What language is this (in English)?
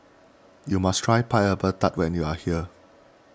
English